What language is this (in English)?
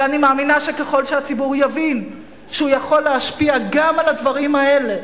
Hebrew